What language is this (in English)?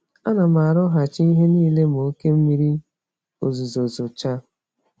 Igbo